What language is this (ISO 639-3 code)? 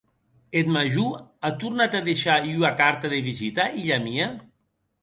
oci